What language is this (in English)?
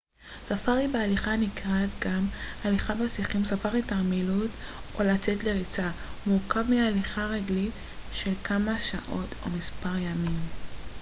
Hebrew